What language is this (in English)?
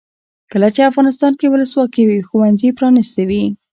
Pashto